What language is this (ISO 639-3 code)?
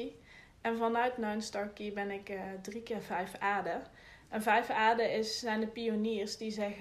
nld